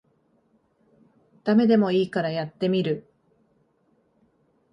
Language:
Japanese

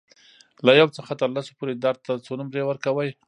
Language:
Pashto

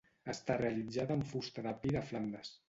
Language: Catalan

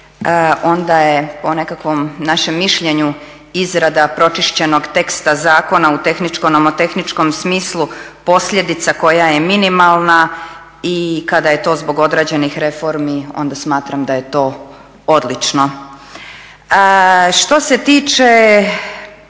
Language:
Croatian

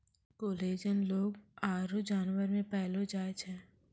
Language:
Maithili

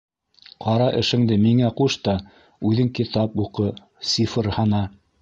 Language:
Bashkir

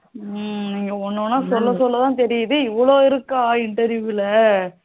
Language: Tamil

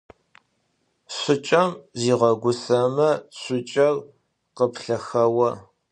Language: Adyghe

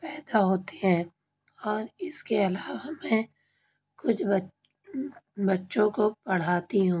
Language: Urdu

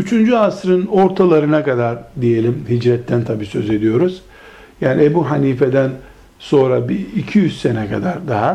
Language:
Turkish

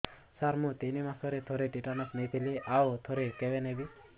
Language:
Odia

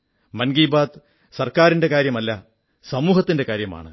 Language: Malayalam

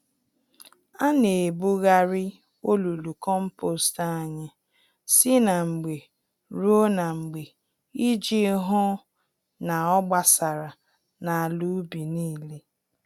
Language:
Igbo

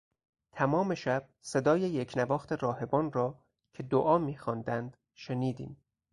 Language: Persian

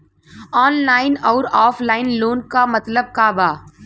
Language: Bhojpuri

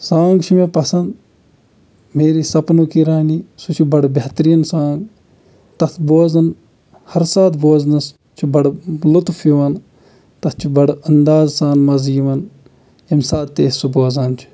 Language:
Kashmiri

